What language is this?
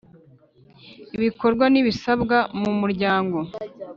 Kinyarwanda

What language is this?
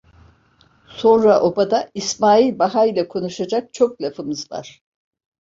Turkish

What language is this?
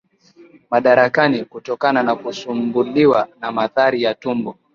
Swahili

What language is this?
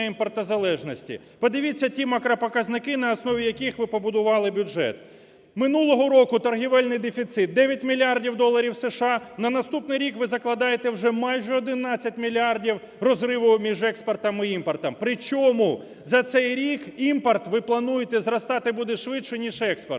Ukrainian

